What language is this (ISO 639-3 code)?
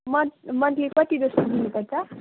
nep